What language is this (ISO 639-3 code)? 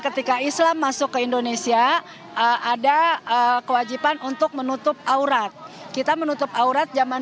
ind